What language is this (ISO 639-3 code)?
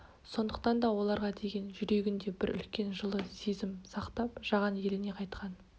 kaz